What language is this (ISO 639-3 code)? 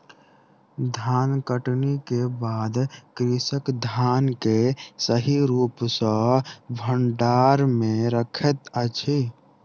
mai